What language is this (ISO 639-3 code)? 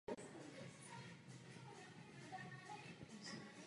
ces